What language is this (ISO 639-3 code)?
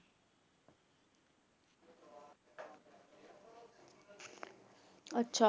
pan